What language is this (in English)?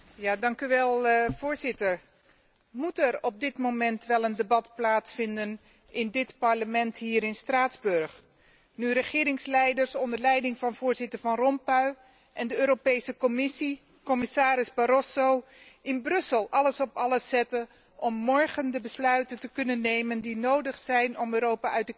Dutch